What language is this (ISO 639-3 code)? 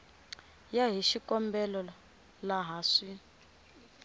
tso